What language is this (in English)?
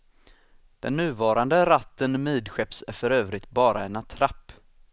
Swedish